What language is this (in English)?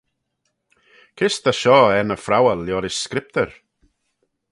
Manx